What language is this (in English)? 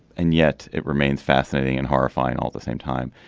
English